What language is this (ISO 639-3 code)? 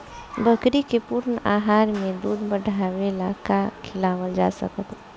bho